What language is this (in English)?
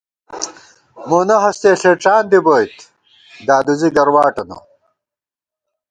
Gawar-Bati